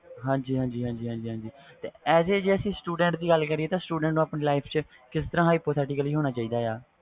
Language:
Punjabi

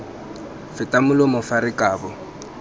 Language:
Tswana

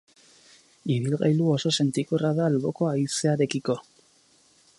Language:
Basque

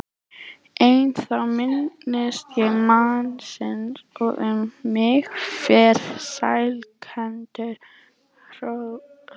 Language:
Icelandic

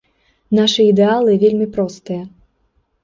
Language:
Belarusian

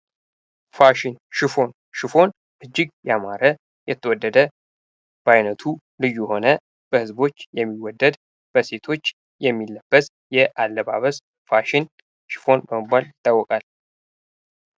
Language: Amharic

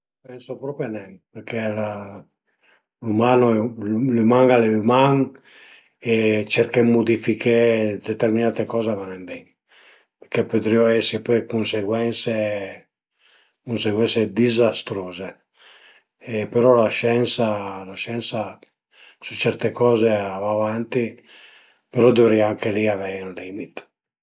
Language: Piedmontese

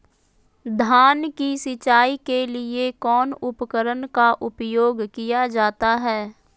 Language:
Magahi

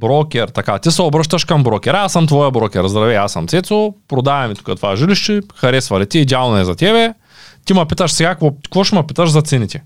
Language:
Bulgarian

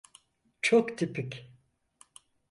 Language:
Turkish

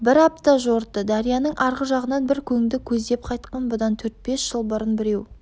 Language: Kazakh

